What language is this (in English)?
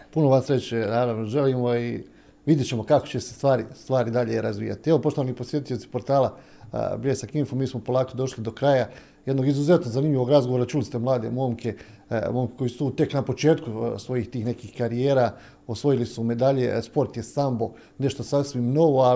Croatian